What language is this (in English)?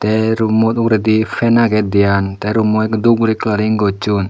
Chakma